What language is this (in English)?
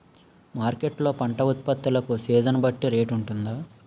Telugu